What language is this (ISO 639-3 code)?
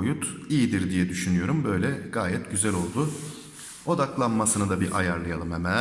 tur